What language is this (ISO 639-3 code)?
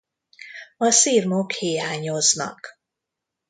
hun